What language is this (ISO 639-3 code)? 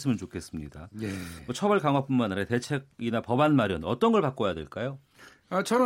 kor